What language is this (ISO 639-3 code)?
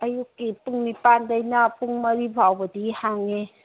mni